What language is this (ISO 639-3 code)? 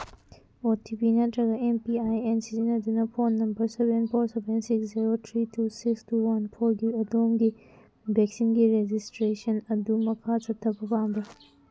mni